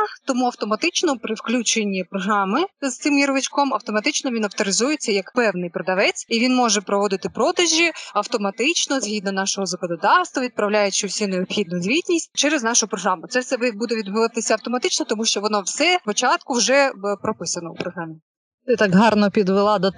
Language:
Ukrainian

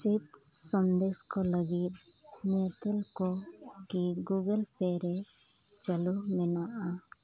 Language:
Santali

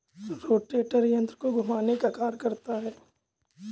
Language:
Hindi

